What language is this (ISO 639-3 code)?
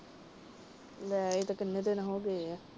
pan